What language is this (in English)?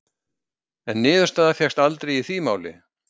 Icelandic